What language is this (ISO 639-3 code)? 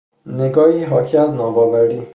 fas